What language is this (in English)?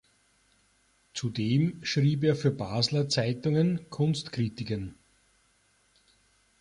German